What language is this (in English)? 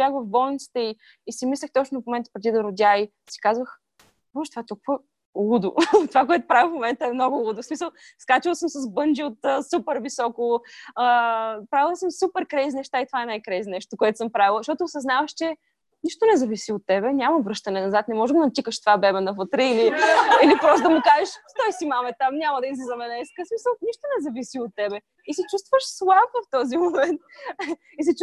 Bulgarian